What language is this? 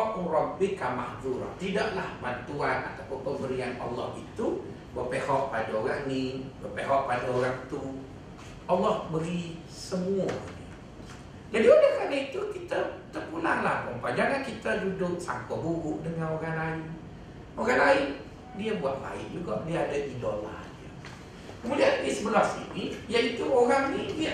Malay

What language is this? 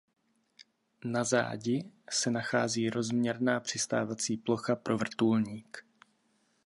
Czech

